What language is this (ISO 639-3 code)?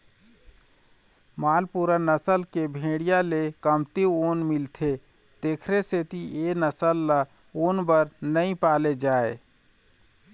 hne